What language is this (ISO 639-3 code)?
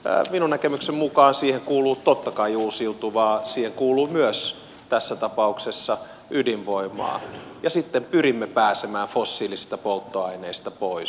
fin